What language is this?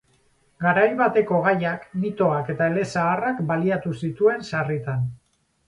Basque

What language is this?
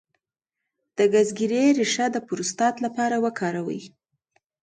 Pashto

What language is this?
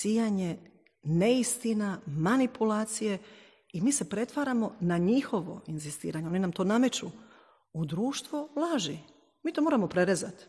Croatian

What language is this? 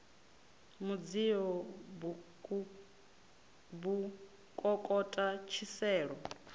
Venda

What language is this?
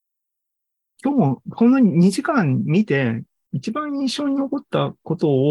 Japanese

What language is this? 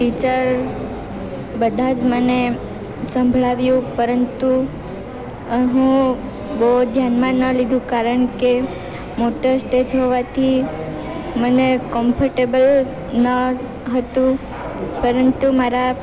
Gujarati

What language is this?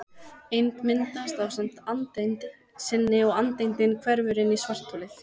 Icelandic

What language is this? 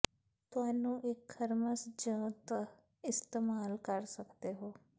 Punjabi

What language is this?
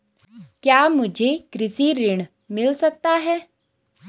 Hindi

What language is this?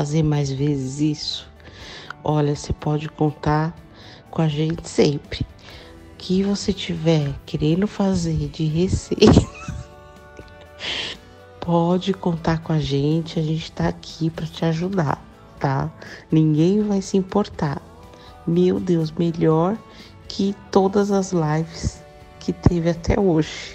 Portuguese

